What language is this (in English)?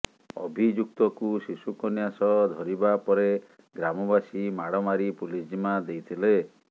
Odia